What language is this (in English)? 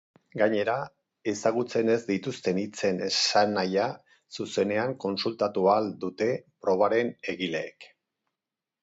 Basque